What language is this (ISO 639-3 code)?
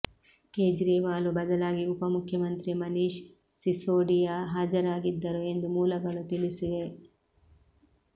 kan